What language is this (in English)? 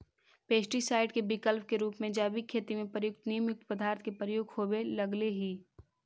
Magahi